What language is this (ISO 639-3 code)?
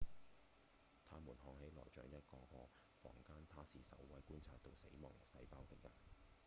yue